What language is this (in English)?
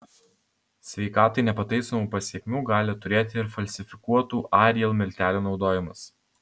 Lithuanian